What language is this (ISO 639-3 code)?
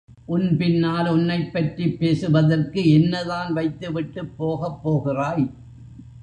tam